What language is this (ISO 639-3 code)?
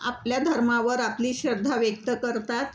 mar